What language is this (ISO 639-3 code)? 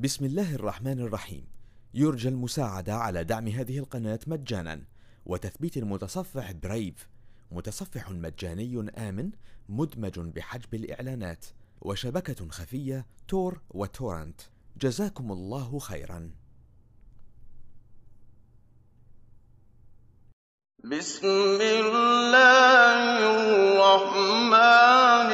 ara